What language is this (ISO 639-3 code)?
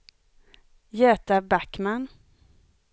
swe